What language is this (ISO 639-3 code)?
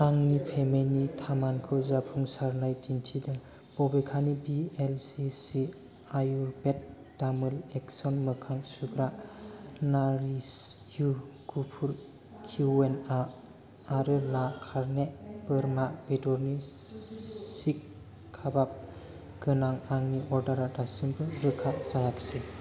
brx